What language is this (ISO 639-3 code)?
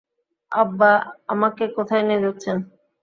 ben